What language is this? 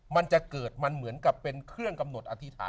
Thai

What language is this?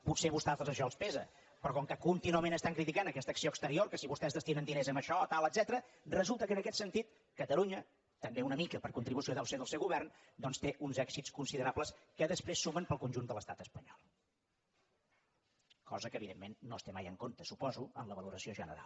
Catalan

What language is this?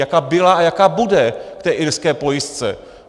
Czech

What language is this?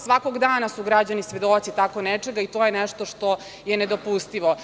Serbian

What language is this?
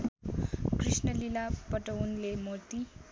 Nepali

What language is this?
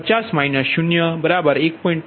Gujarati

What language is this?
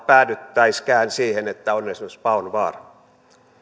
Finnish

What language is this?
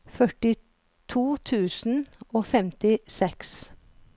Norwegian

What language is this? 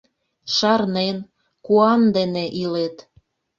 Mari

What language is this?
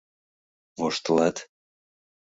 Mari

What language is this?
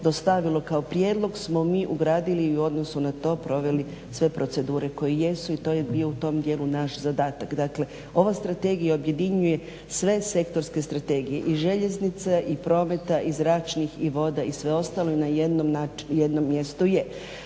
Croatian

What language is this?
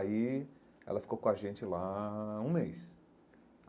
Portuguese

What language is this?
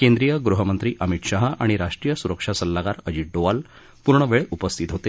Marathi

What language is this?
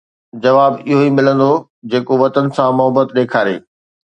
Sindhi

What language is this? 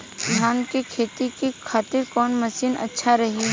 Bhojpuri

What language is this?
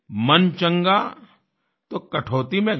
Hindi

